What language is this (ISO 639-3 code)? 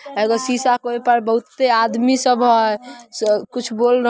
mag